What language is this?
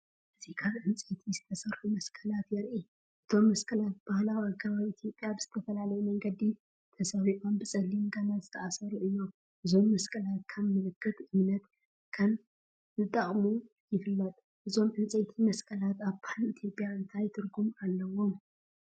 Tigrinya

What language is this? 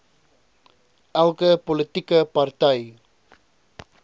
Afrikaans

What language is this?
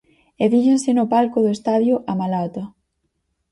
Galician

